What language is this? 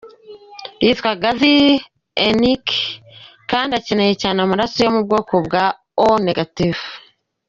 Kinyarwanda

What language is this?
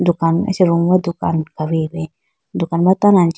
Idu-Mishmi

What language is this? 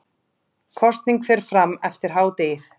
Icelandic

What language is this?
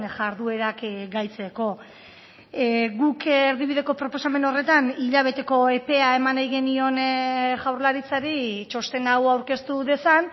Basque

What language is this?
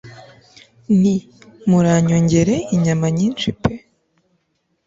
Kinyarwanda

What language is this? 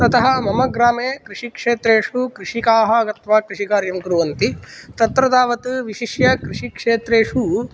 Sanskrit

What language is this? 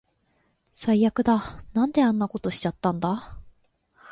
Japanese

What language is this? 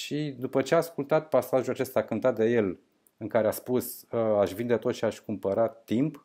Romanian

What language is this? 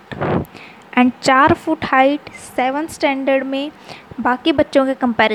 Hindi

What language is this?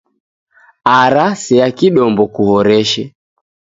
Taita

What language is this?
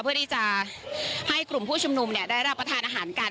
Thai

